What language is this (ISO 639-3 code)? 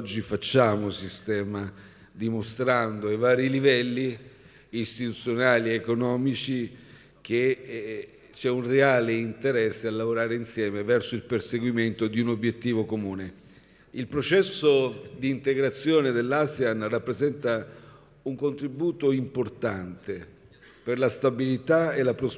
ita